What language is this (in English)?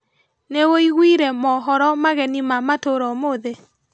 Kikuyu